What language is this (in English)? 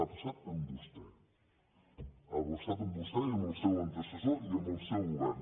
Catalan